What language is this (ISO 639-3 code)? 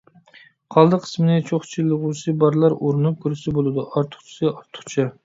uig